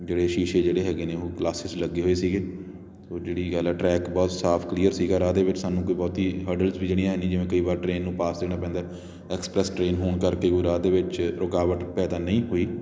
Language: Punjabi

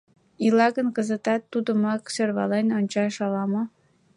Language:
Mari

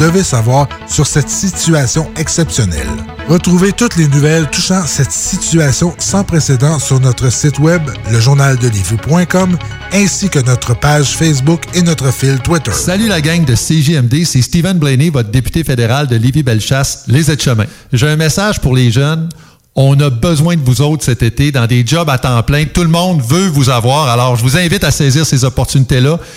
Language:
French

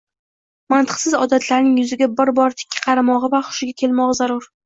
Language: Uzbek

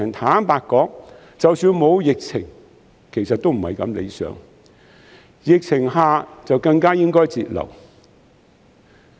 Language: Cantonese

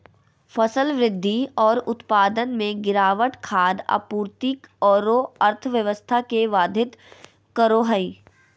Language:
Magahi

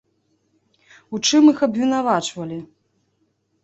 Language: Belarusian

